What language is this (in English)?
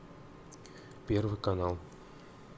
Russian